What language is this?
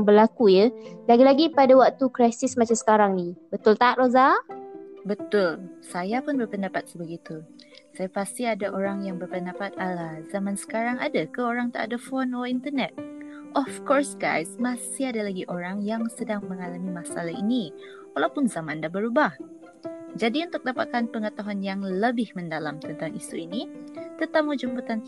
Malay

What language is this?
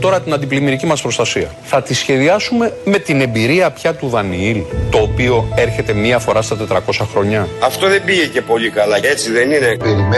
Greek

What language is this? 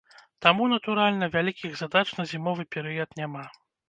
Belarusian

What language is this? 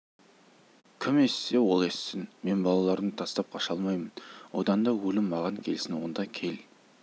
Kazakh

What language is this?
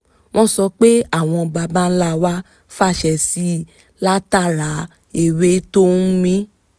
Yoruba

